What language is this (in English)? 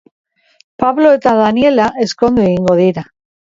Basque